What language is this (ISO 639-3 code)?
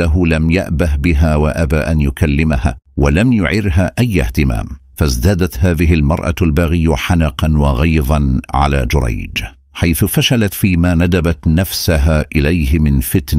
ara